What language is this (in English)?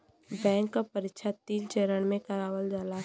Bhojpuri